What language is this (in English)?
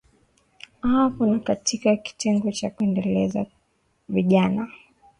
Swahili